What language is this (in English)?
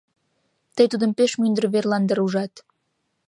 Mari